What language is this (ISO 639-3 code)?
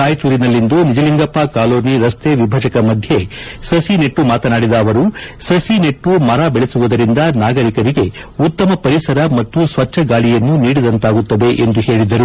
kan